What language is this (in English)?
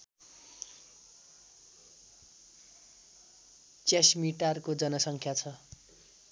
Nepali